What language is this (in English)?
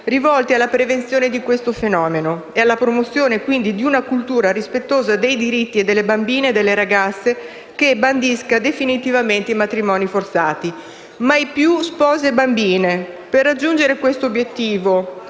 Italian